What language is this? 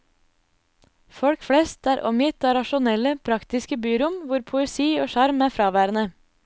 Norwegian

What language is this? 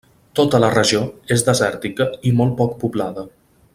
Catalan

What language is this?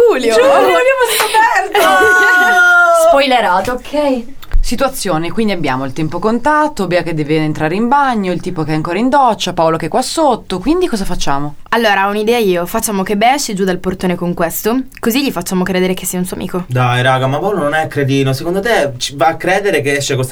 Italian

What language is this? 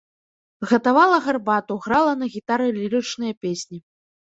Belarusian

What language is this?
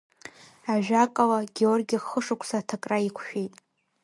Abkhazian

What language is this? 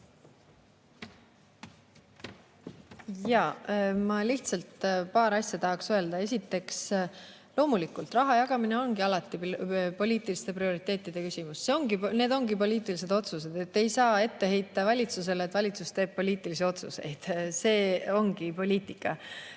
Estonian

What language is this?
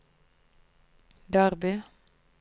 Norwegian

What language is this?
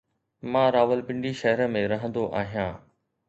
Sindhi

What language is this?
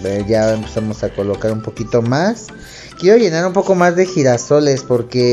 Spanish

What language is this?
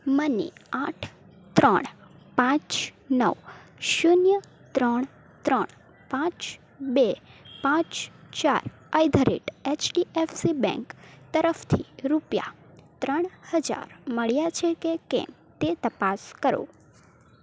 Gujarati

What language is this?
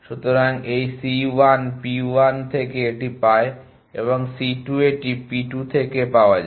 Bangla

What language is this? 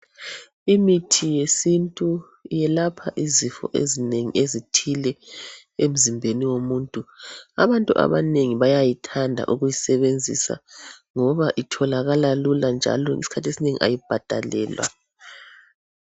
North Ndebele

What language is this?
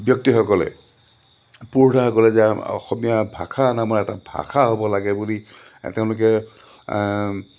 Assamese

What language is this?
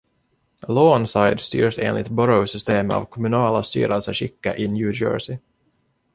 Swedish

